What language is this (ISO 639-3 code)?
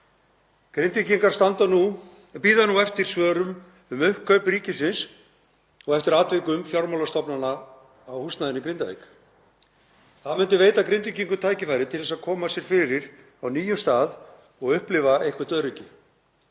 isl